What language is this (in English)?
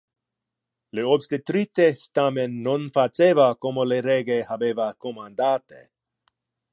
Interlingua